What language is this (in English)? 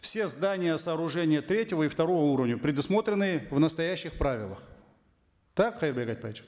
Kazakh